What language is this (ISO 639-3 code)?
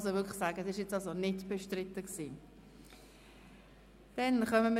gsw